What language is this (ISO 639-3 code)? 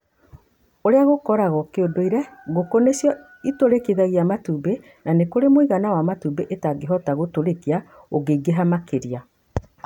kik